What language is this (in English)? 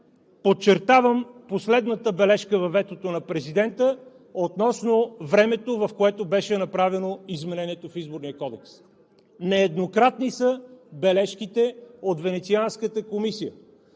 Bulgarian